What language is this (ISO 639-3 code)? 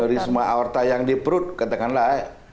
ind